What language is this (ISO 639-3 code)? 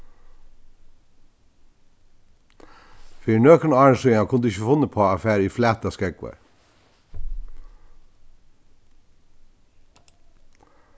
fao